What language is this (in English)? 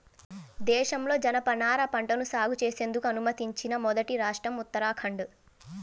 Telugu